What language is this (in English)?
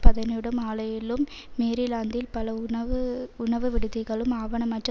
Tamil